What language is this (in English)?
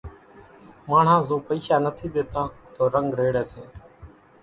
Kachi Koli